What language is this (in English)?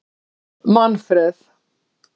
Icelandic